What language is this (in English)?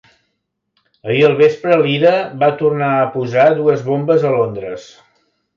Catalan